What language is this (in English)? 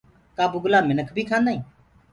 Gurgula